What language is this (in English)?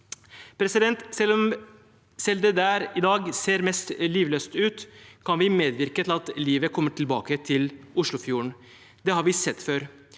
Norwegian